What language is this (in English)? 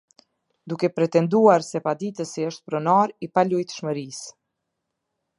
Albanian